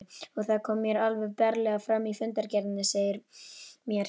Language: Icelandic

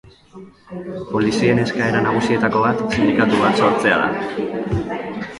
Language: Basque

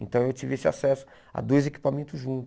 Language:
Portuguese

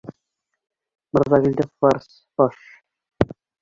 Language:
Bashkir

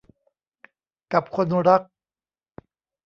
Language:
Thai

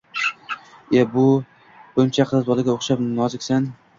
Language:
Uzbek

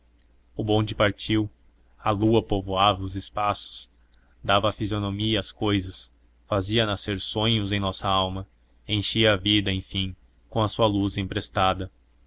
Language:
Portuguese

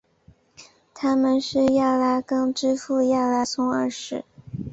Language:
Chinese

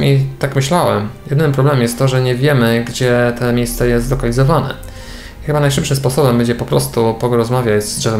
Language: Polish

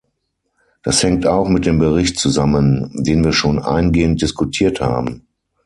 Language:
German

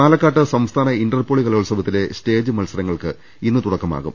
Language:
Malayalam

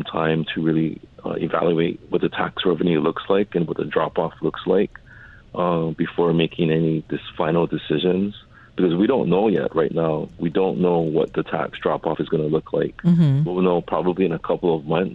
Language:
English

